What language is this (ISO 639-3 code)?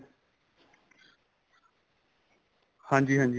pan